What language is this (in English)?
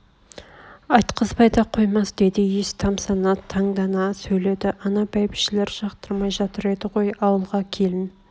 Kazakh